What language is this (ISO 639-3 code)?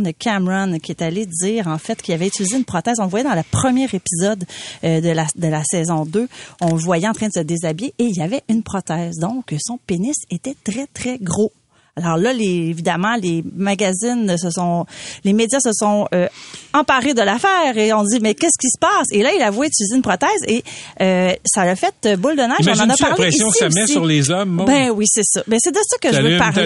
fra